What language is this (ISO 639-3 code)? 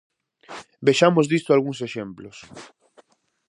glg